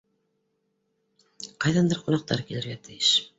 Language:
Bashkir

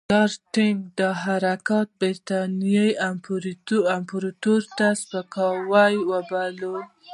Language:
Pashto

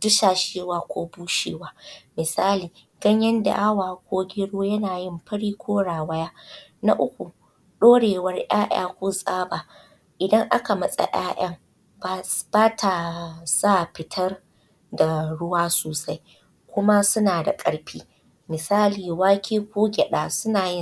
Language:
Hausa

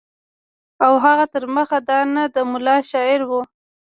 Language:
Pashto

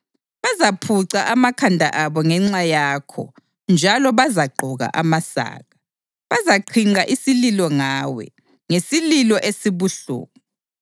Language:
North Ndebele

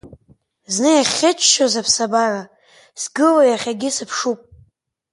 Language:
Abkhazian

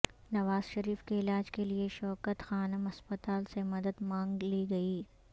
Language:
Urdu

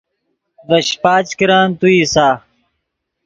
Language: Yidgha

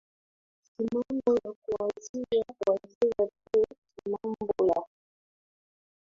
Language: Swahili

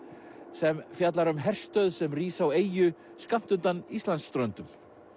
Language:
Icelandic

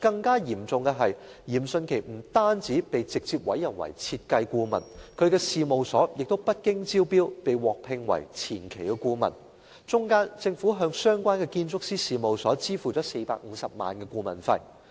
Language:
Cantonese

